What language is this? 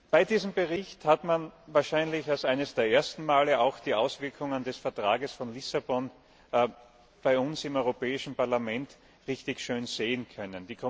German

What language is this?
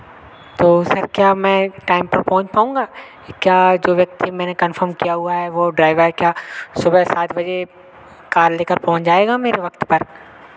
Hindi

